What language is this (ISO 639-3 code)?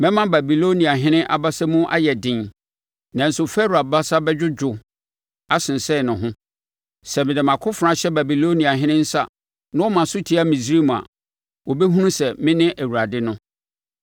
aka